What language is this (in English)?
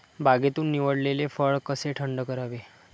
Marathi